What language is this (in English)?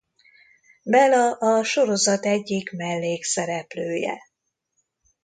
Hungarian